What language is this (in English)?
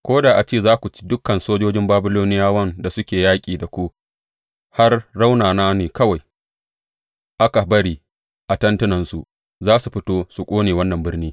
Hausa